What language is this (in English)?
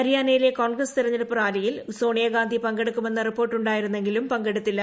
Malayalam